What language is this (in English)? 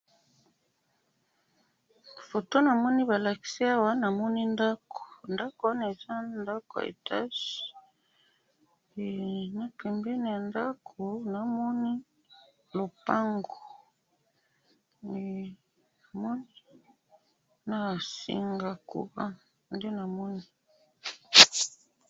Lingala